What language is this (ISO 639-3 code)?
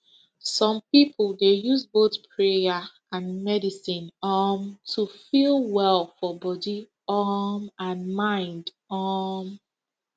pcm